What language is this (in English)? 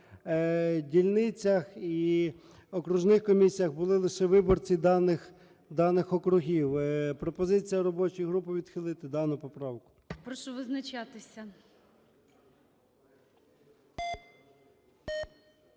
Ukrainian